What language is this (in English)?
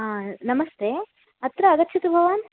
Sanskrit